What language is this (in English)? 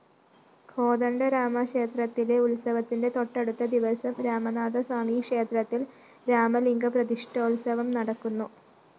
Malayalam